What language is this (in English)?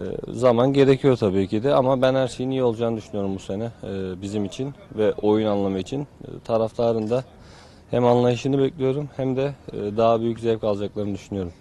Turkish